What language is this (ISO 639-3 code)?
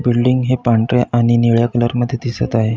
mar